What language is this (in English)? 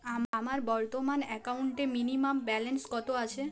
Bangla